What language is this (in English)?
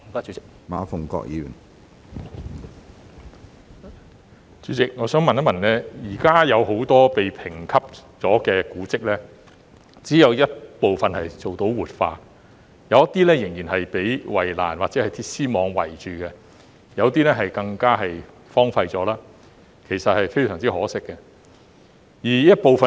Cantonese